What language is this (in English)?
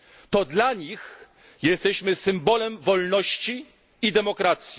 Polish